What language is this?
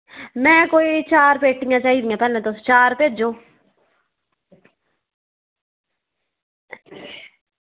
Dogri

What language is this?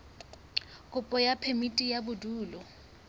Southern Sotho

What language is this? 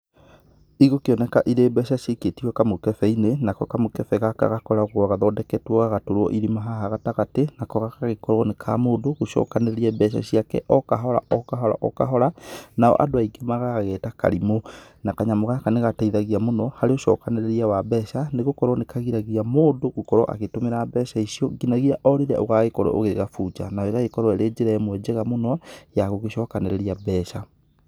Kikuyu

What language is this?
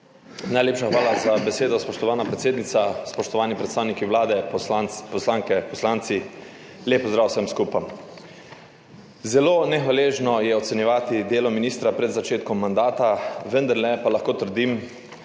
Slovenian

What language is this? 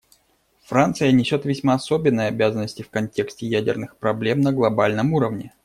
Russian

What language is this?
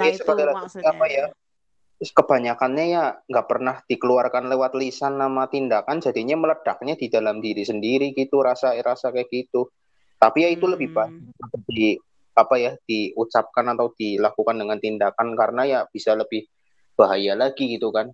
Indonesian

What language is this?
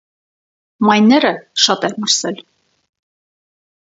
Armenian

